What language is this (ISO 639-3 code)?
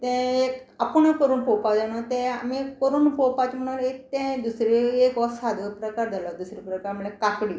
kok